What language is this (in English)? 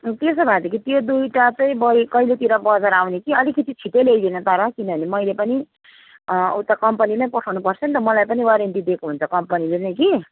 Nepali